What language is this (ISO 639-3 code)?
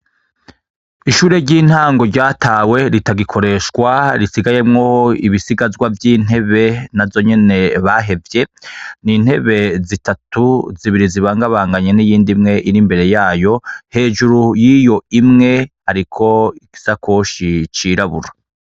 run